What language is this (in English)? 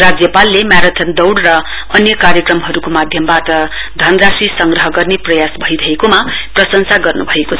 Nepali